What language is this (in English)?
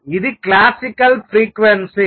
Telugu